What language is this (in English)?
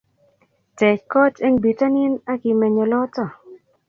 Kalenjin